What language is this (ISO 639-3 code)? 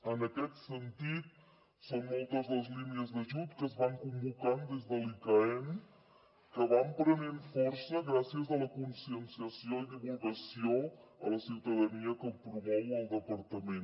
cat